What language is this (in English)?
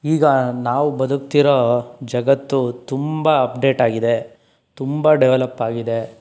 Kannada